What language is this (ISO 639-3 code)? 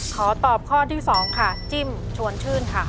tha